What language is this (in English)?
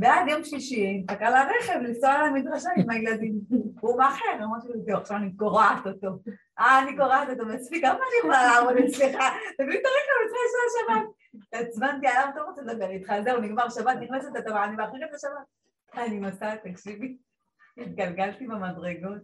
Hebrew